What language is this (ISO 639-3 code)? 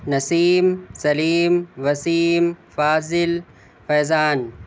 urd